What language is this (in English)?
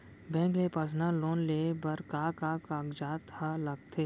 Chhattisgarhi